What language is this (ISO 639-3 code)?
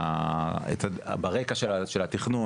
heb